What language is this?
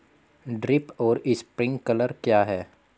Hindi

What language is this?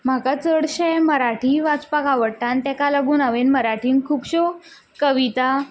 Konkani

